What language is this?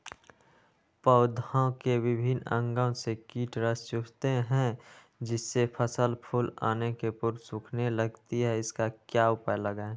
Magahi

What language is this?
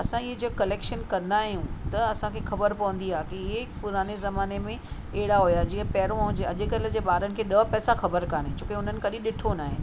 Sindhi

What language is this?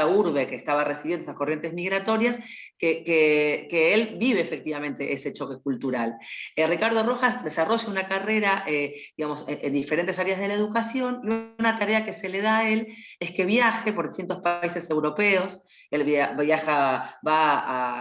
Spanish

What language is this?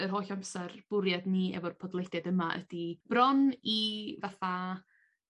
Welsh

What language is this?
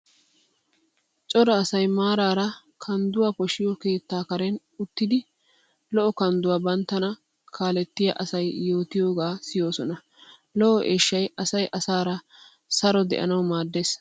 Wolaytta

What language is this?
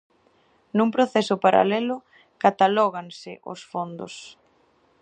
Galician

